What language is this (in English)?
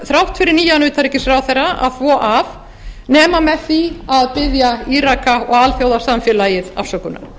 Icelandic